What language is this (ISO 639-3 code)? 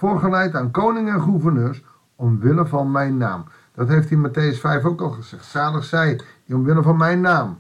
nld